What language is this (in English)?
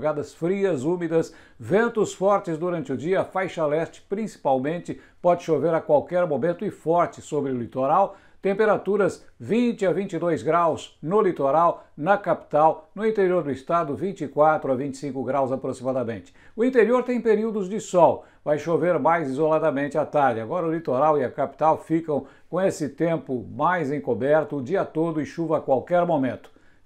Portuguese